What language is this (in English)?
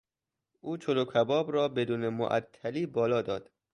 Persian